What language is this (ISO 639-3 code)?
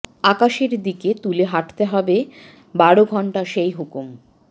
ben